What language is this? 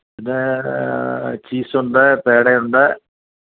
Malayalam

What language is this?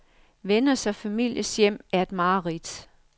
Danish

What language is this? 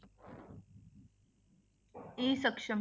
Punjabi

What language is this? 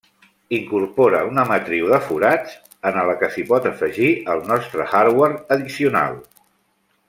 Catalan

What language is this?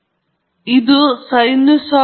Kannada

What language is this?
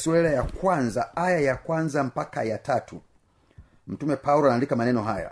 Swahili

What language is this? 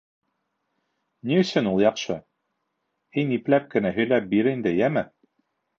Bashkir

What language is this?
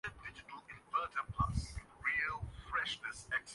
Urdu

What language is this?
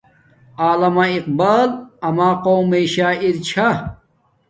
Domaaki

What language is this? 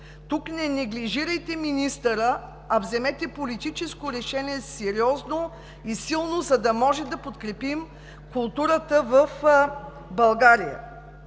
Bulgarian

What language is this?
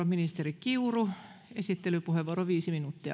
Finnish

